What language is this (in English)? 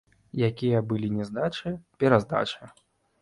Belarusian